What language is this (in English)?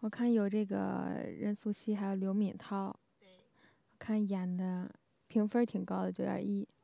Chinese